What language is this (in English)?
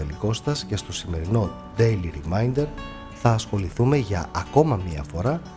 Greek